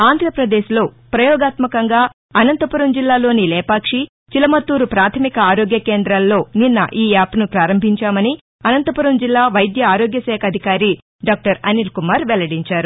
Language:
Telugu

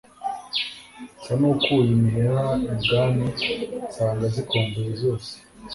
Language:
Kinyarwanda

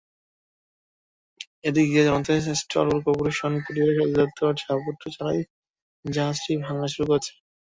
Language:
Bangla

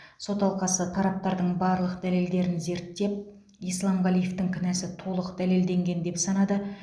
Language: Kazakh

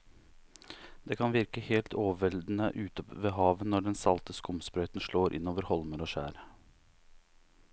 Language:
Norwegian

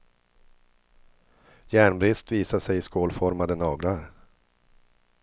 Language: Swedish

